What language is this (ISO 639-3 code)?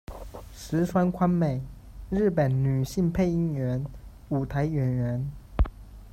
zho